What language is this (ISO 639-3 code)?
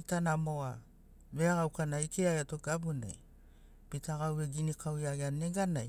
snc